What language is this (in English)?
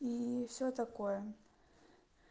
Russian